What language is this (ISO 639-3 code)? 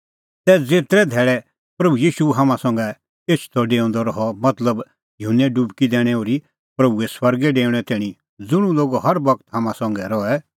kfx